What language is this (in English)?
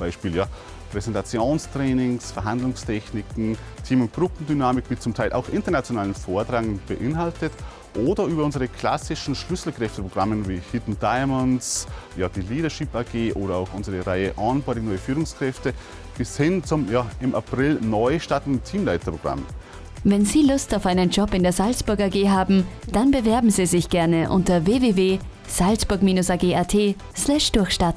German